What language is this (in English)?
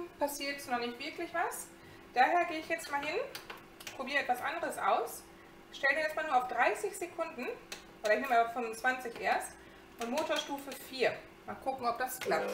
German